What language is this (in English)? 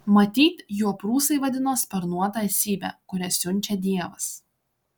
Lithuanian